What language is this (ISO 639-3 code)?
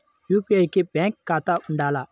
tel